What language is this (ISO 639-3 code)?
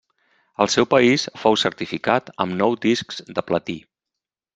cat